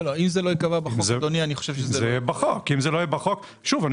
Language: Hebrew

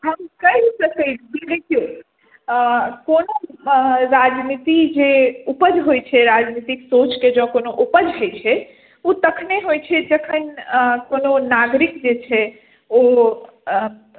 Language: Maithili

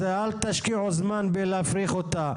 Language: Hebrew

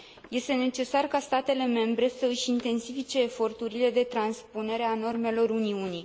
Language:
Romanian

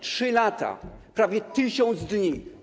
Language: Polish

